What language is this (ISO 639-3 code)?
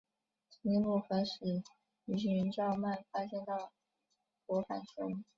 zho